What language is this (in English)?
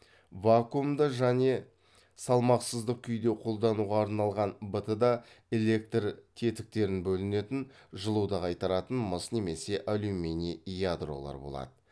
Kazakh